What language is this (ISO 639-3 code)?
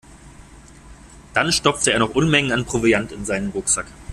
deu